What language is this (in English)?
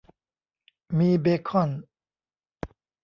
Thai